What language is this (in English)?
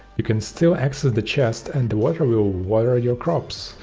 English